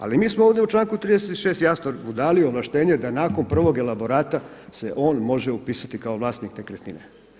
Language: Croatian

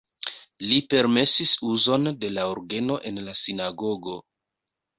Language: Esperanto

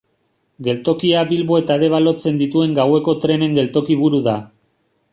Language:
Basque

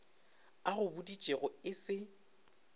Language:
Northern Sotho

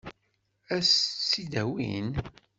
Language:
Kabyle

